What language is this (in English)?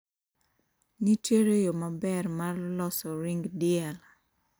Luo (Kenya and Tanzania)